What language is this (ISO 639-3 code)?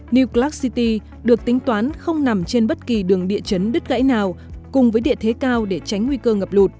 vie